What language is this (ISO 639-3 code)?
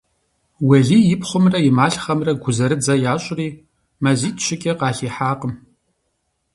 kbd